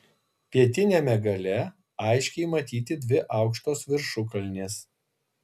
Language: Lithuanian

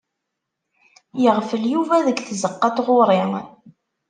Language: Kabyle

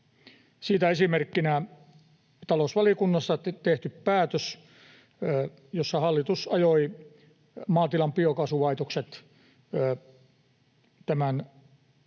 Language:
Finnish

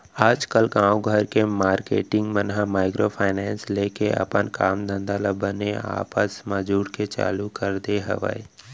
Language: Chhattisgarhi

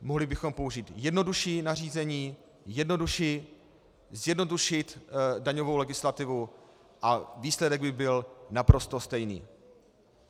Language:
Czech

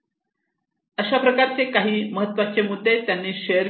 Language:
Marathi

